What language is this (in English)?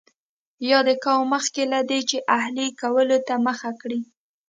Pashto